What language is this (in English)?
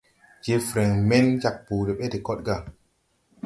Tupuri